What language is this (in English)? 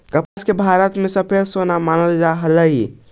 Magahi